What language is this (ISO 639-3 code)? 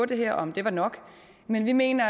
dan